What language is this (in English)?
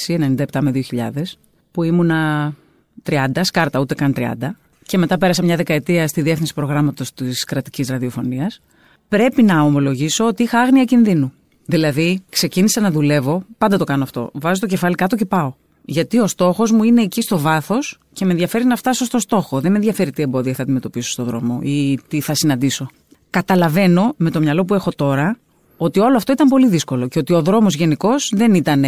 Greek